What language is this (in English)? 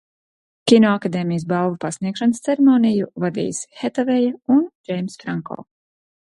Latvian